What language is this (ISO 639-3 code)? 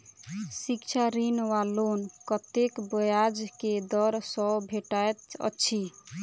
mai